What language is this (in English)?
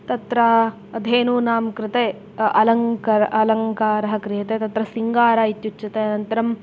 Sanskrit